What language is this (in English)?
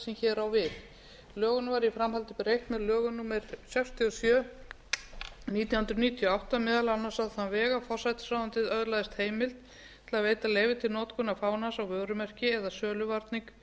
Icelandic